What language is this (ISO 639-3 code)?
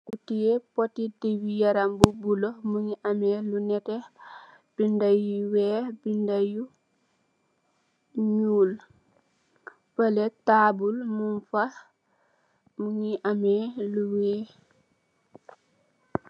wol